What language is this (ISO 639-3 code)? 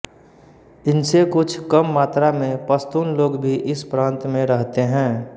hin